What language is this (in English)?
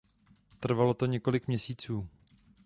Czech